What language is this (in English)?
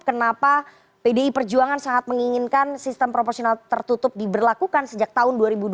Indonesian